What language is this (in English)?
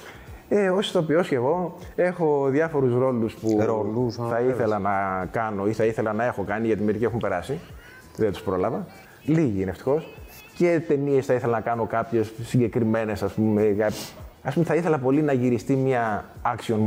Greek